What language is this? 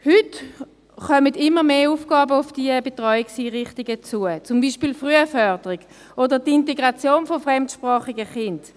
Swiss German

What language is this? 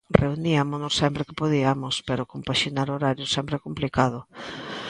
Galician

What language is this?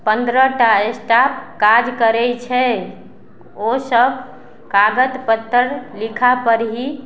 Maithili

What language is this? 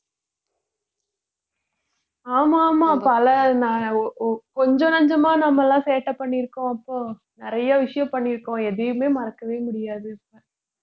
Tamil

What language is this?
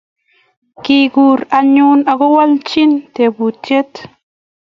Kalenjin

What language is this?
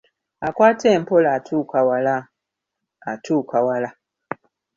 Ganda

